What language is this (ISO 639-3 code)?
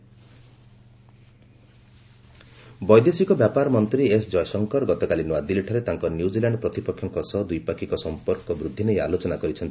ori